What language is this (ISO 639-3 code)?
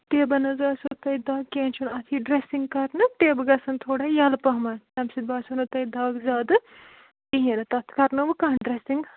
kas